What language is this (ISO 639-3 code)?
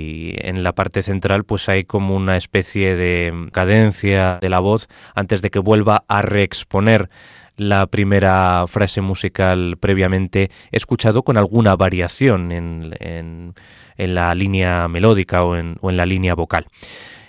spa